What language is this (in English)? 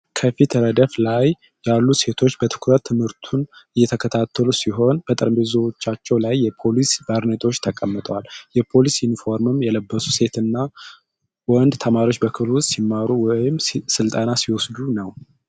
Amharic